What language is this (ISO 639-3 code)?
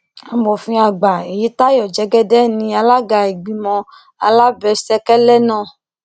yor